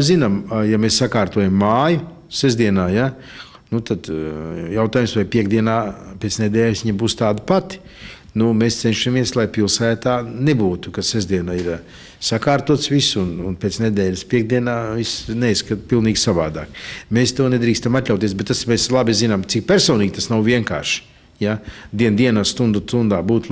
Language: Latvian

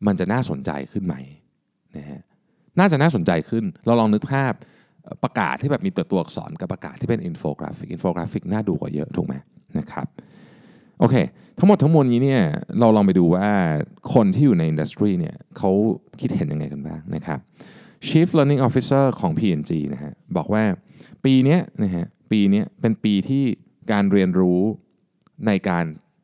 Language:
Thai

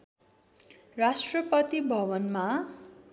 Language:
Nepali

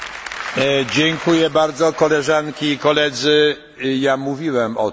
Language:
Polish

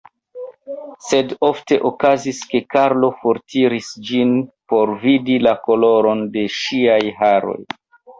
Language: Esperanto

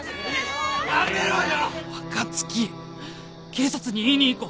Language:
Japanese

